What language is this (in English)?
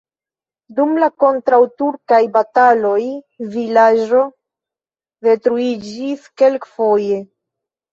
Esperanto